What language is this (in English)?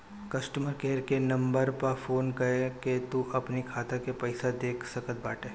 Bhojpuri